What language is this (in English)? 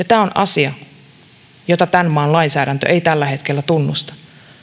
Finnish